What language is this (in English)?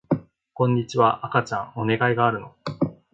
Japanese